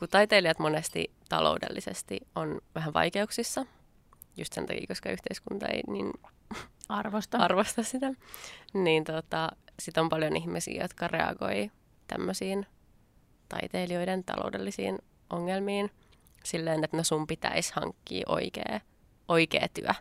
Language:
Finnish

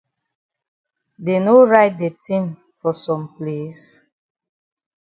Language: Cameroon Pidgin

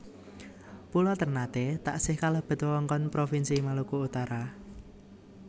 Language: Javanese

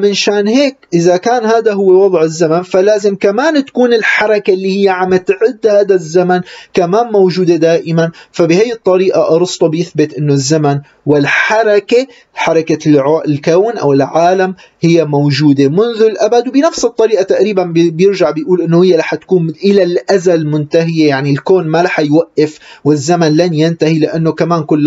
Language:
Arabic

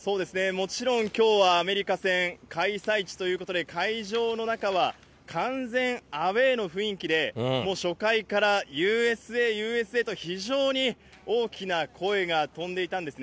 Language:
Japanese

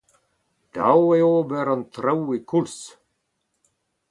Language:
Breton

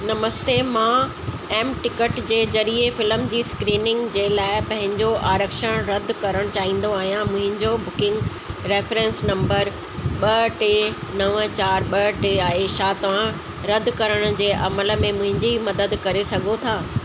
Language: Sindhi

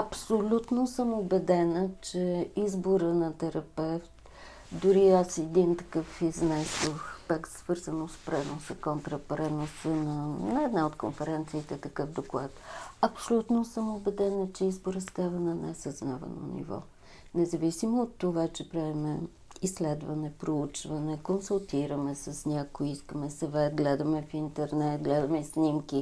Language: Bulgarian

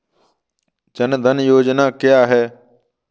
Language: Hindi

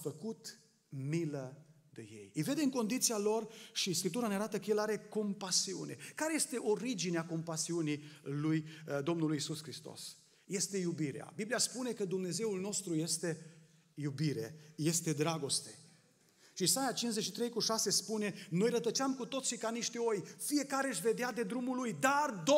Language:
Romanian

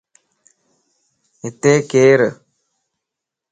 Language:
Lasi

